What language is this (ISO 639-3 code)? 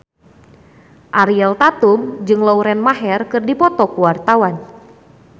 sun